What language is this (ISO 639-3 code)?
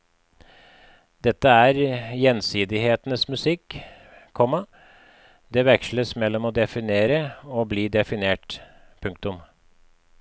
nor